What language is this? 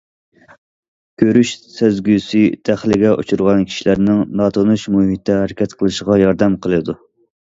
Uyghur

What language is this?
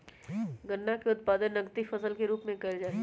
Magahi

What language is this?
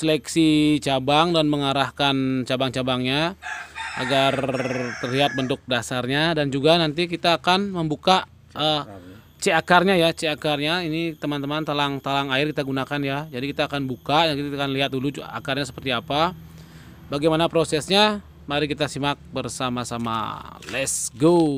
Indonesian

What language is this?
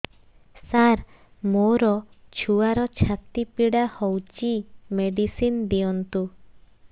Odia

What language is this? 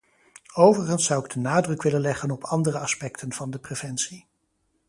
Dutch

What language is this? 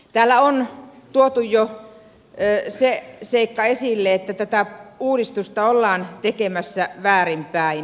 Finnish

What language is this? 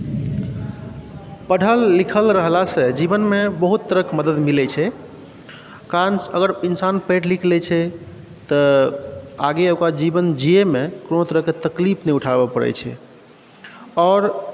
Maithili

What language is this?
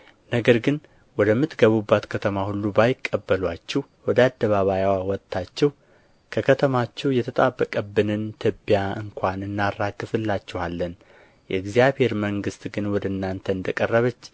Amharic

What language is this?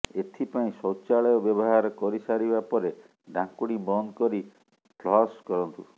Odia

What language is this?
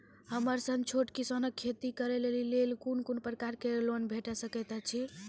Maithili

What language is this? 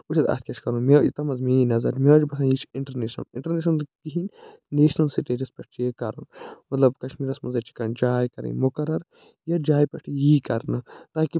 Kashmiri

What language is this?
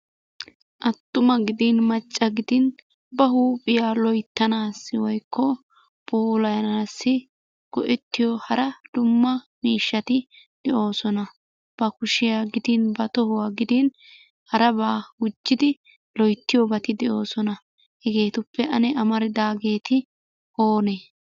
Wolaytta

